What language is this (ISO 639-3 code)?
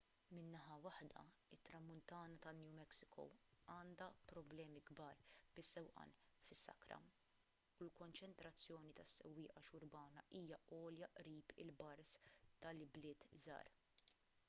mlt